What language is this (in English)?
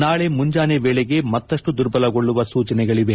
Kannada